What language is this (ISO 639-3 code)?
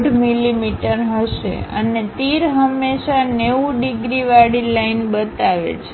guj